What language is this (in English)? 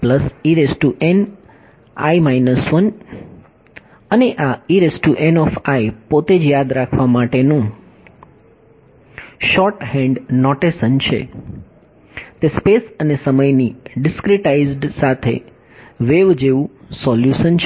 Gujarati